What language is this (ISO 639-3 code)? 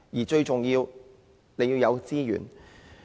yue